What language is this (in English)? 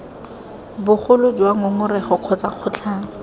Tswana